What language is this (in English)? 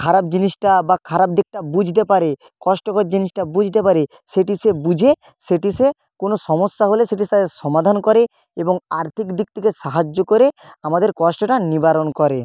Bangla